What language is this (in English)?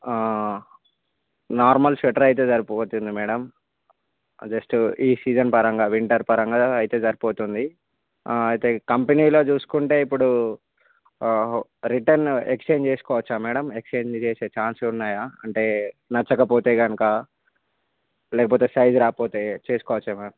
Telugu